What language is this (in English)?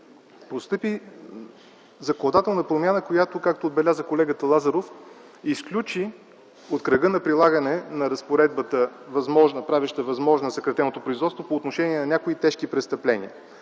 Bulgarian